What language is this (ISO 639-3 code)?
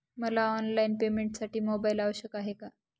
mar